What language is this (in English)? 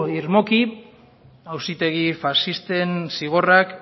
Basque